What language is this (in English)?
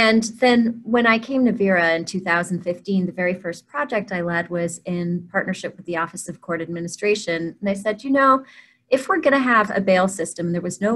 English